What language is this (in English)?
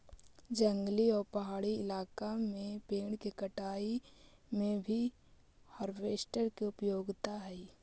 Magahi